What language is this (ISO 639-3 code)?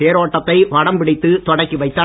tam